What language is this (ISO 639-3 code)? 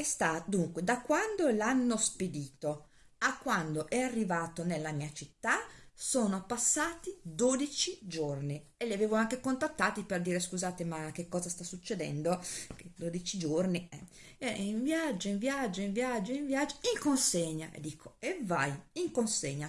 ita